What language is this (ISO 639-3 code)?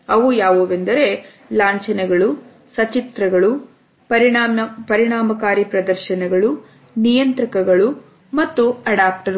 kan